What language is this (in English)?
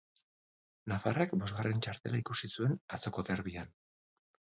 Basque